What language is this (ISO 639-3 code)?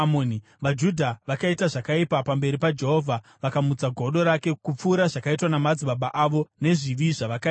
sna